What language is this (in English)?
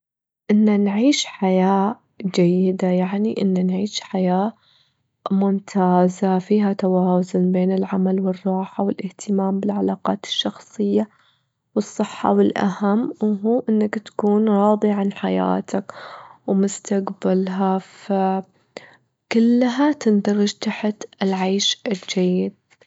Gulf Arabic